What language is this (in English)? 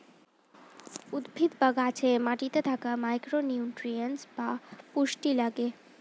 Bangla